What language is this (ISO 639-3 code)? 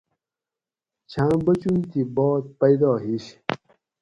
gwc